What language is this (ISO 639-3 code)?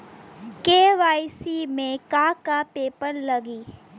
bho